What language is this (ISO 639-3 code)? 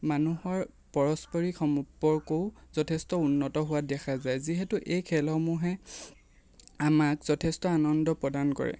asm